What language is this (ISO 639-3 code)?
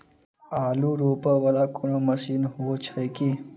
mai